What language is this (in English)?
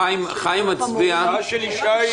Hebrew